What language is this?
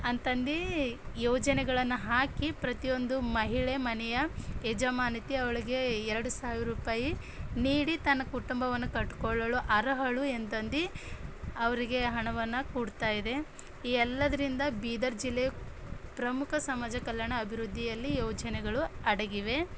Kannada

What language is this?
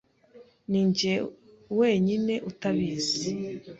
Kinyarwanda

